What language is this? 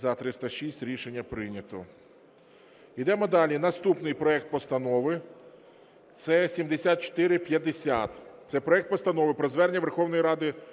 Ukrainian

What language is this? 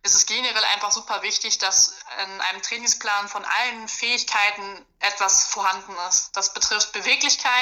German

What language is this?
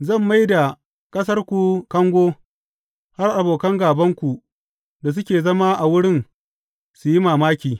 Hausa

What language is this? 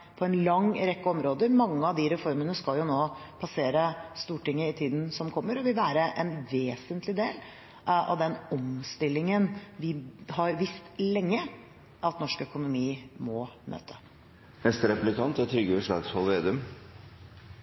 Norwegian Bokmål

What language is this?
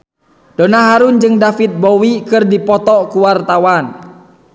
Sundanese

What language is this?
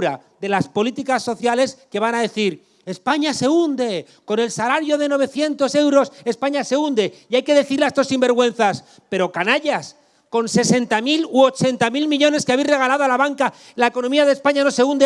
Spanish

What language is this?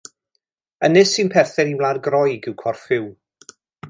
Welsh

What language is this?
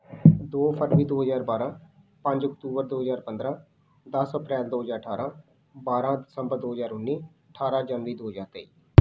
Punjabi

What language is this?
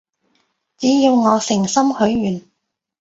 Cantonese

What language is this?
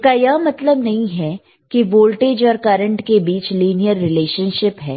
Hindi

